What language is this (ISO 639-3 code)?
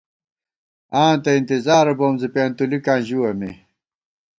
gwt